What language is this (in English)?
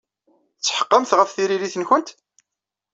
Kabyle